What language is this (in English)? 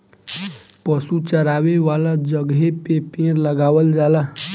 Bhojpuri